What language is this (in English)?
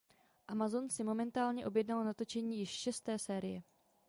Czech